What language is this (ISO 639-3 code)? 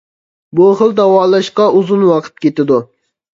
uig